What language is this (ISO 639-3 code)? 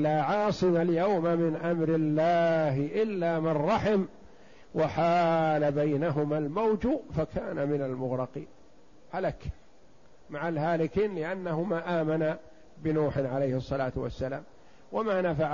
ara